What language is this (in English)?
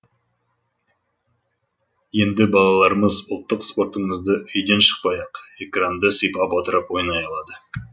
Kazakh